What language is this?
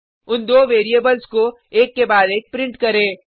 Hindi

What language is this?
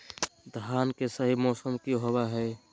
Magahi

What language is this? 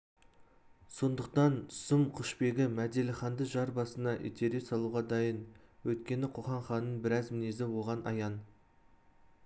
Kazakh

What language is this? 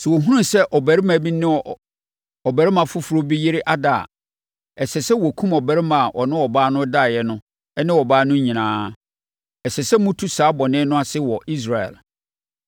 Akan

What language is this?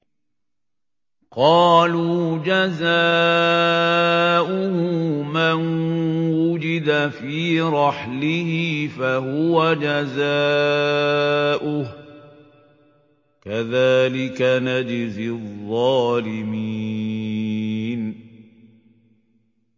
Arabic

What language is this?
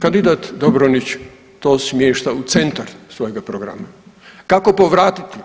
Croatian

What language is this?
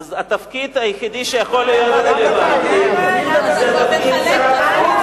Hebrew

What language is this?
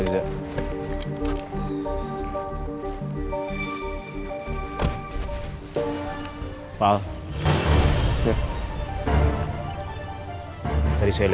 Indonesian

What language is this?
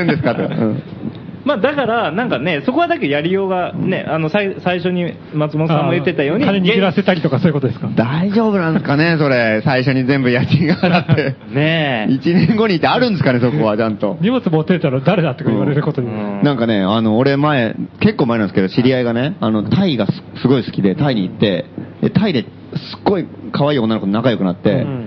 Japanese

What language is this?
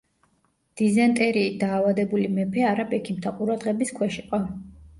Georgian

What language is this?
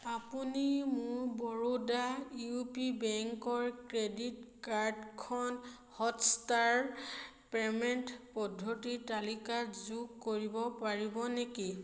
Assamese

